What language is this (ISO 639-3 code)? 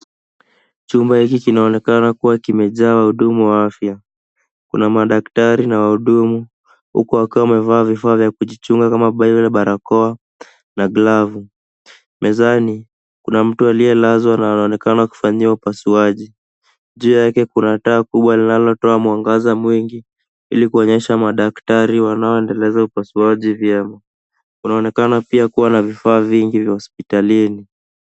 swa